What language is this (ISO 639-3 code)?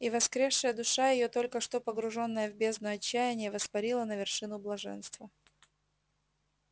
rus